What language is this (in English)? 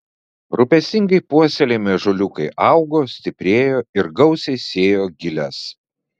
Lithuanian